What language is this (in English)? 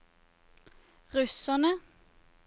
Norwegian